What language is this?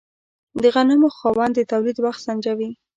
Pashto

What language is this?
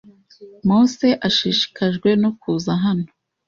Kinyarwanda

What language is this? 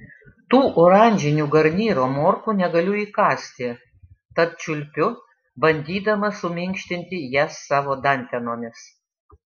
Lithuanian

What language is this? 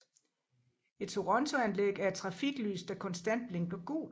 Danish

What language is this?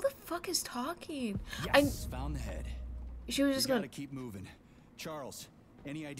English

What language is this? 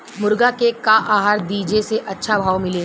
Bhojpuri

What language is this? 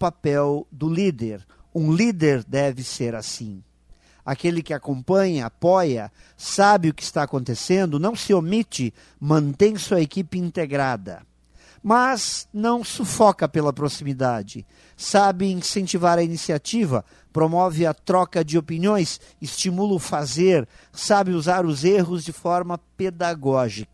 Portuguese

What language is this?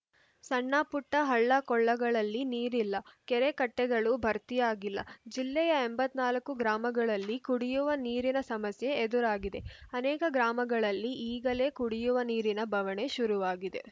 Kannada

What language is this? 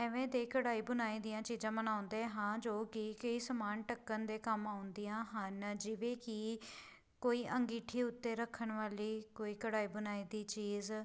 Punjabi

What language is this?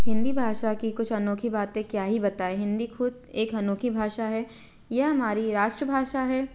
Hindi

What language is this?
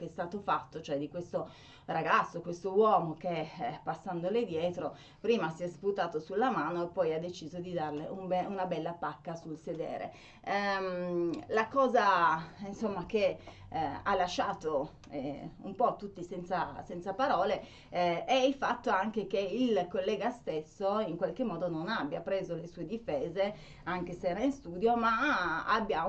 Italian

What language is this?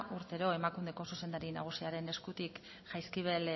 Basque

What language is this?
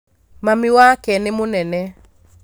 Kikuyu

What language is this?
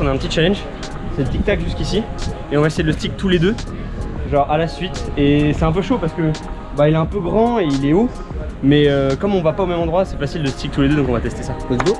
French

